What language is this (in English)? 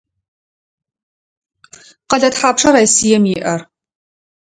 Adyghe